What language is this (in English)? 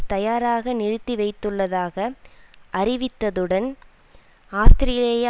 Tamil